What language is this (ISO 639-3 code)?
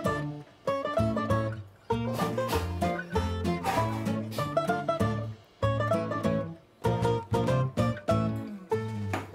kor